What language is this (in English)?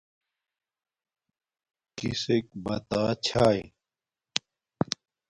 Domaaki